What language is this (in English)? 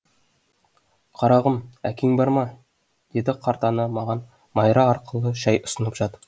Kazakh